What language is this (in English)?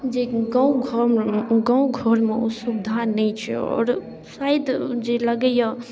Maithili